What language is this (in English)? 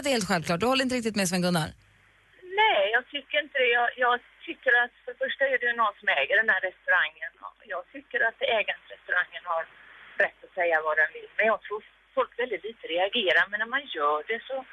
Swedish